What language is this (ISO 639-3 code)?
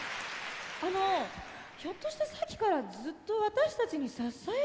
jpn